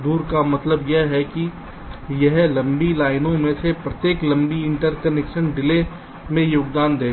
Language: Hindi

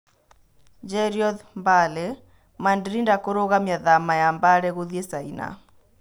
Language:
Kikuyu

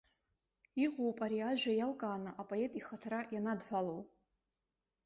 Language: Abkhazian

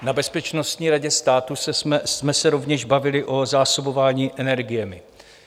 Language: Czech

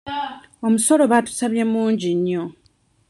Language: Ganda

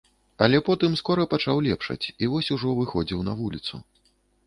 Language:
Belarusian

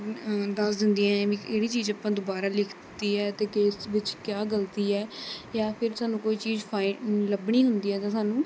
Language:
Punjabi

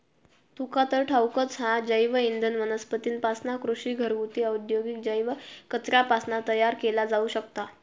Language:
Marathi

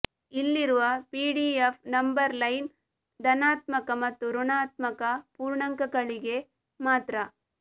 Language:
Kannada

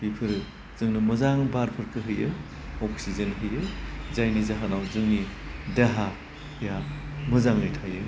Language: Bodo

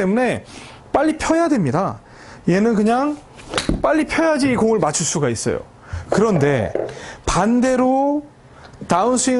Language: Korean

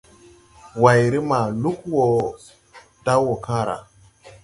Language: Tupuri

